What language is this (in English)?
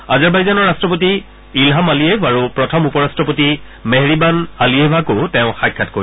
Assamese